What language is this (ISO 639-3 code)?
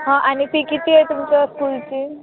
mar